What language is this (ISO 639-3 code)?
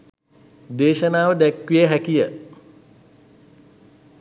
sin